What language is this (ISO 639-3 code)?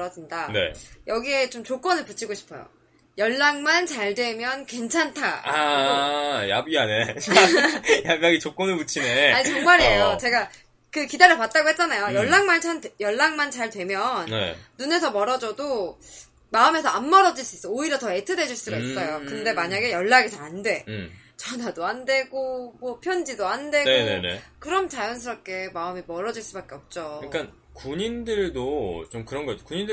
kor